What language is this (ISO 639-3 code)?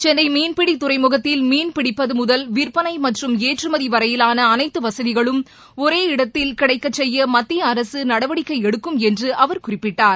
tam